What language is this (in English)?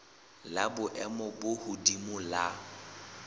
Southern Sotho